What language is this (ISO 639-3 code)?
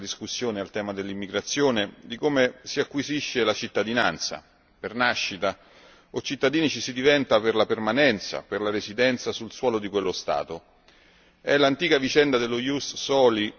ita